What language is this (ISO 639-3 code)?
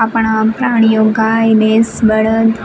guj